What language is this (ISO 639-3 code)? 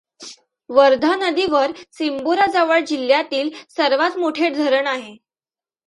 mar